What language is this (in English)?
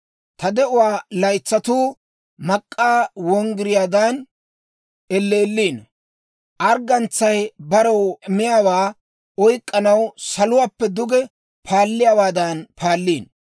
Dawro